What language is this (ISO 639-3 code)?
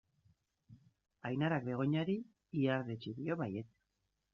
eus